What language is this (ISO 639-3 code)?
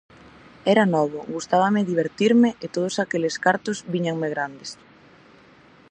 glg